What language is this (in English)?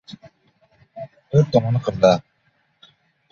Uzbek